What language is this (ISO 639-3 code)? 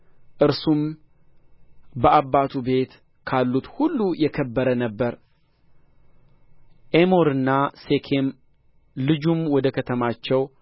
amh